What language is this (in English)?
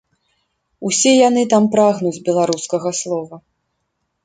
Belarusian